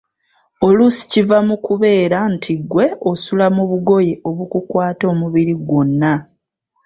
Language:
Ganda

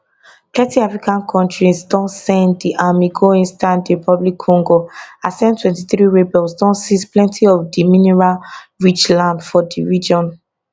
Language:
Nigerian Pidgin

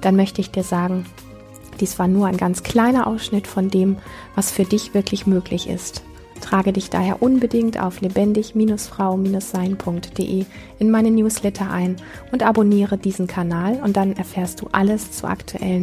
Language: German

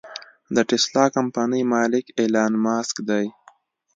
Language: Pashto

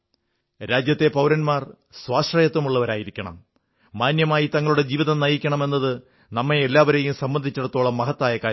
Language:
Malayalam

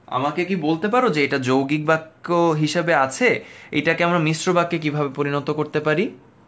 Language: Bangla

